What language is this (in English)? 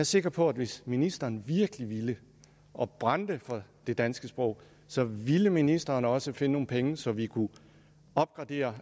Danish